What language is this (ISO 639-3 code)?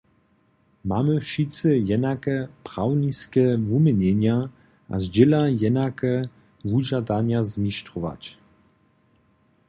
hsb